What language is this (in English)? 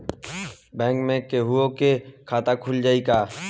Bhojpuri